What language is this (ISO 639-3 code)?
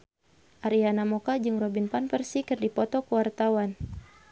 sun